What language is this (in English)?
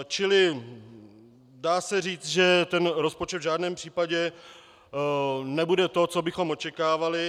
Czech